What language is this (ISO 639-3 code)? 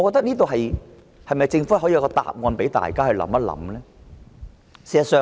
yue